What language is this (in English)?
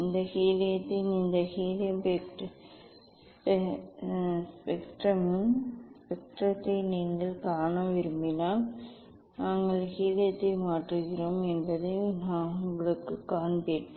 Tamil